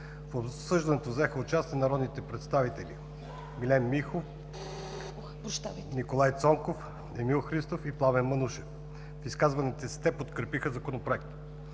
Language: Bulgarian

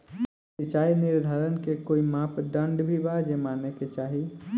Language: Bhojpuri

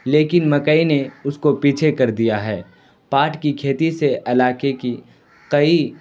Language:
Urdu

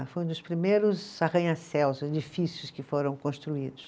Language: Portuguese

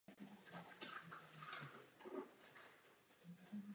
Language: Czech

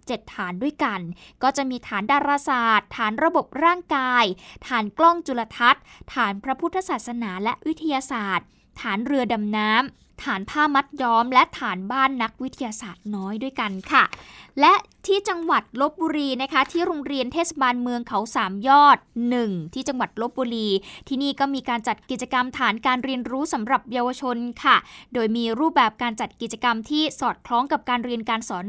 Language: Thai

